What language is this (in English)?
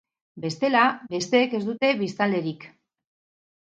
Basque